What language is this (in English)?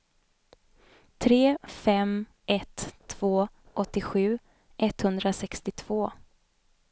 Swedish